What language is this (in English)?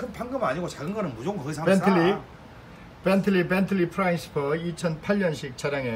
Korean